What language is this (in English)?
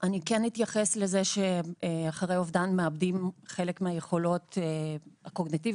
Hebrew